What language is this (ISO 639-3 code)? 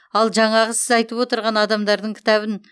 kaz